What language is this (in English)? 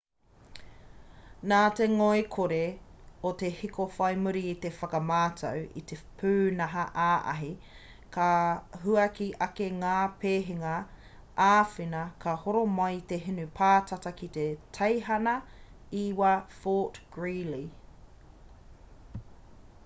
Māori